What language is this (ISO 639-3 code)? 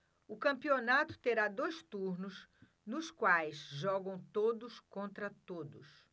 por